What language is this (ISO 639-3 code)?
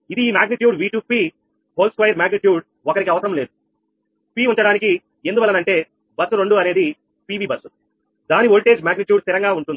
tel